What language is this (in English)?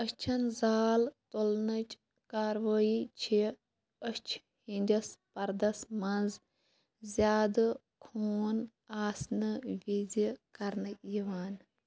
Kashmiri